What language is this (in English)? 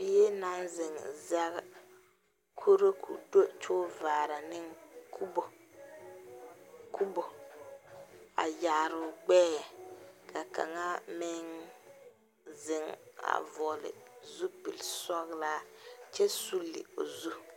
Southern Dagaare